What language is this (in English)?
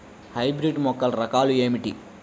Telugu